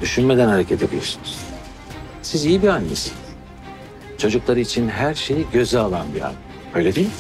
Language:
Turkish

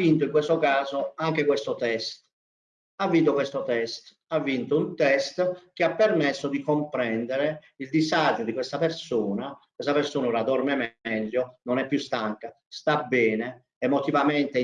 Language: Italian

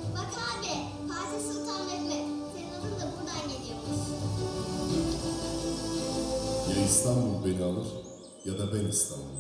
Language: Turkish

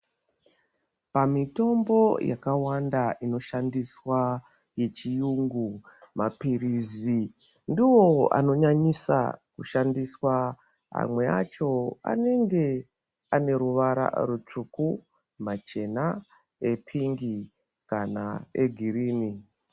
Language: Ndau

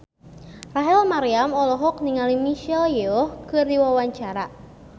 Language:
Sundanese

